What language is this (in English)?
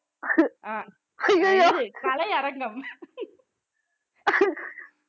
Tamil